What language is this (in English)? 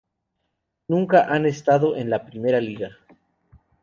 Spanish